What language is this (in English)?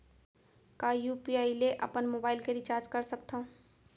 Chhattisgarhi